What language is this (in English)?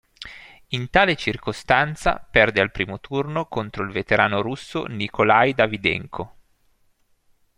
Italian